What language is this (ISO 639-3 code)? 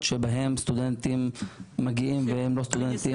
heb